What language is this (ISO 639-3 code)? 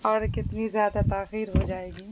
urd